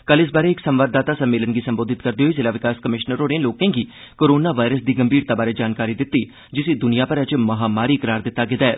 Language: Dogri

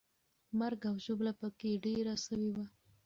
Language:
Pashto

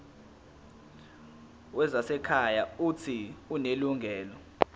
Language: Zulu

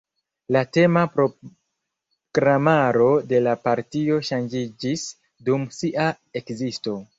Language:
Esperanto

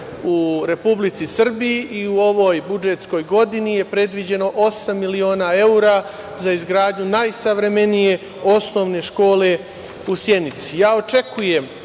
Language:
Serbian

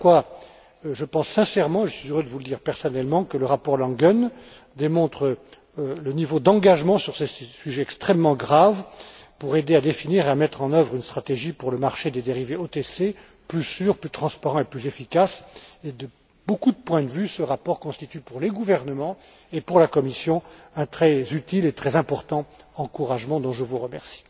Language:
French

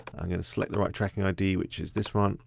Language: English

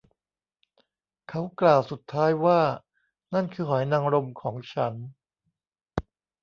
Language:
Thai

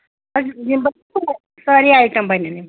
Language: Kashmiri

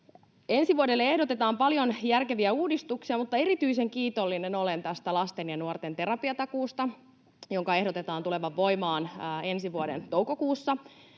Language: Finnish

